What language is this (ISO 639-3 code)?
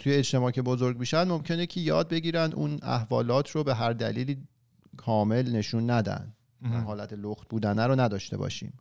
fas